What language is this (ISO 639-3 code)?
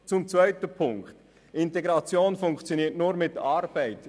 gsw